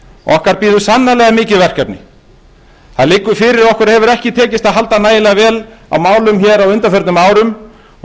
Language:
Icelandic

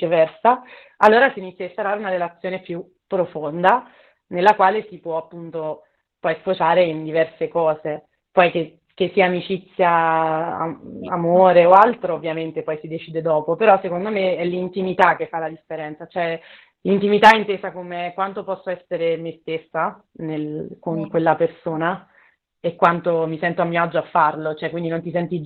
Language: Italian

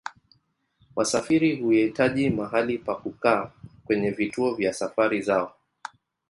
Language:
Swahili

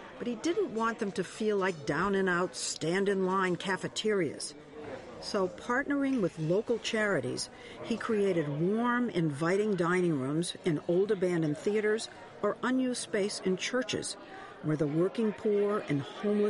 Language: English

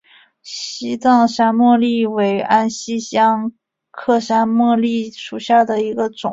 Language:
Chinese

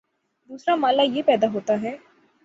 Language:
Urdu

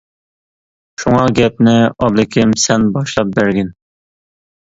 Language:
Uyghur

